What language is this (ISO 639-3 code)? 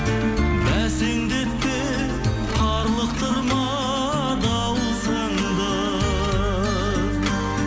kaz